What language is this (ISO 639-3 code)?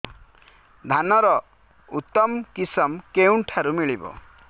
ori